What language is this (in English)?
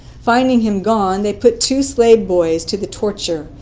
English